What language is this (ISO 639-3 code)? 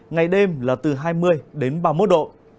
vie